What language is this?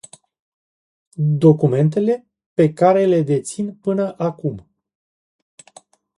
Romanian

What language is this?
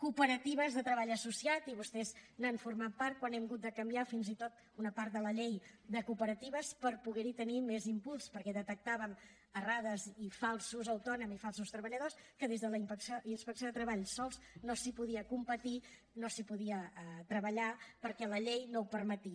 Catalan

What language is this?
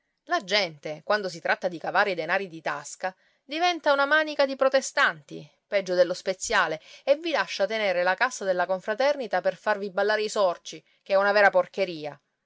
Italian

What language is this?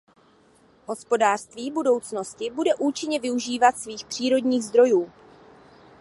Czech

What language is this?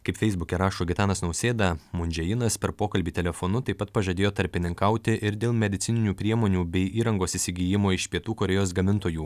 Lithuanian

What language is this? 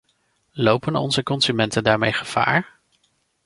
Dutch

